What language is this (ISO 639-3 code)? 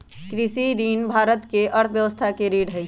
mag